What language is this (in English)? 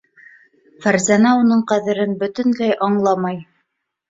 Bashkir